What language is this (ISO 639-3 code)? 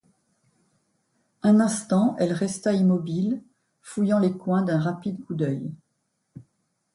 fra